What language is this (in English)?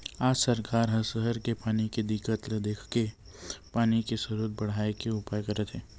Chhattisgarhi